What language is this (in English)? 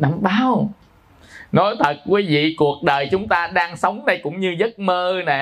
Vietnamese